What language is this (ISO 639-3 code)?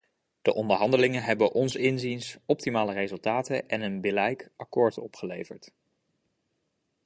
nld